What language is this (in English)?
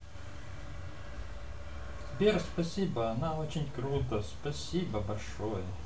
Russian